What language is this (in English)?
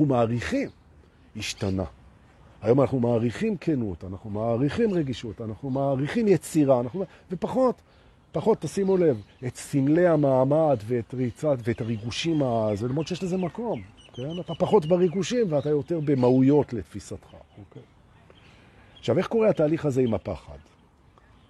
Hebrew